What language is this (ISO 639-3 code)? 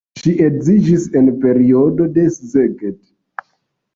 epo